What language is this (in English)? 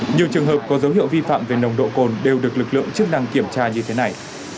Vietnamese